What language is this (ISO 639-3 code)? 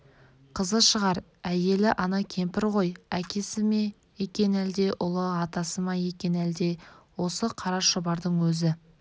kaz